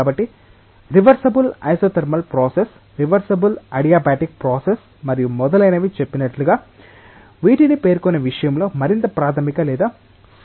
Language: Telugu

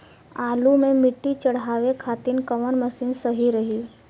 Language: Bhojpuri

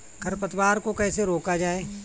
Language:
Hindi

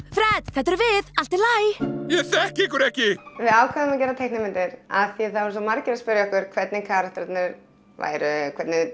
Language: Icelandic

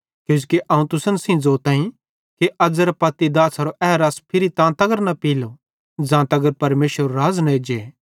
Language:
Bhadrawahi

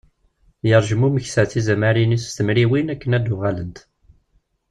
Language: Kabyle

